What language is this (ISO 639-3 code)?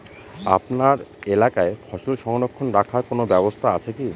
ben